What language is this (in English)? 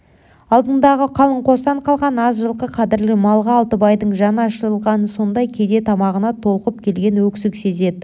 Kazakh